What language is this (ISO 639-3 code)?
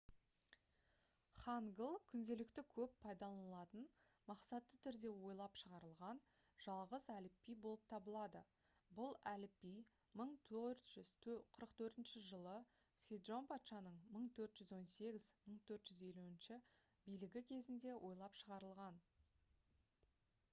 kaz